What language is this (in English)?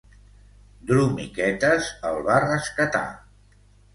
Catalan